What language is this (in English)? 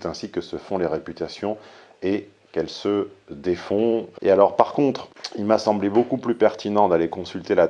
French